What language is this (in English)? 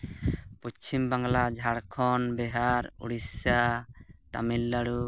Santali